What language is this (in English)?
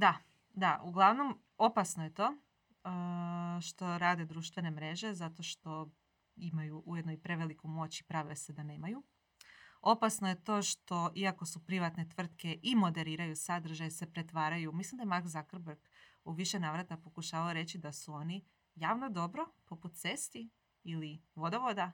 Croatian